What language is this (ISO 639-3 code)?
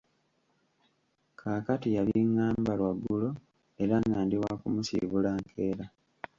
lug